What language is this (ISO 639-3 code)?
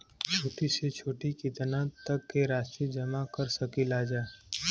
bho